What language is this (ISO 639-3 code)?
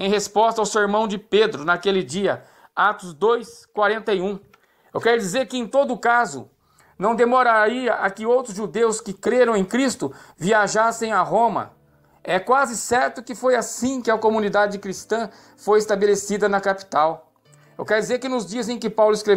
por